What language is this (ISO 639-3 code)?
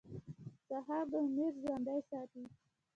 pus